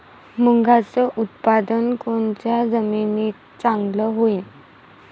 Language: Marathi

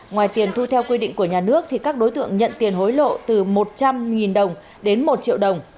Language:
Vietnamese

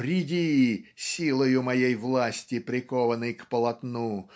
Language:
Russian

